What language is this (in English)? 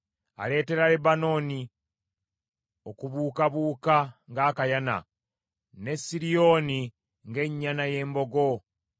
Ganda